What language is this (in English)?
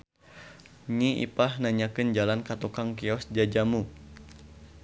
Sundanese